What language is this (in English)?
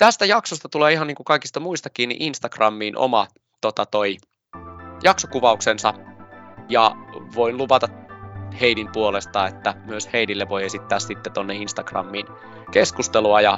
Finnish